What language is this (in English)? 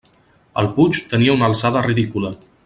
Catalan